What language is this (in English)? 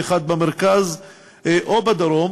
Hebrew